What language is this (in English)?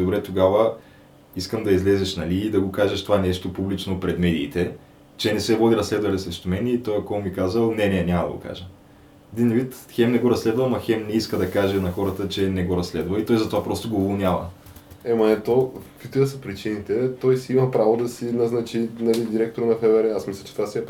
Bulgarian